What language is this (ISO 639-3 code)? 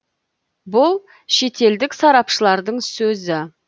kaz